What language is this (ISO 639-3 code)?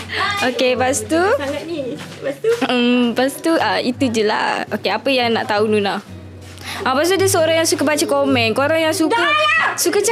msa